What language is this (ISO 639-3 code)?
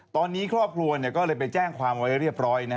tha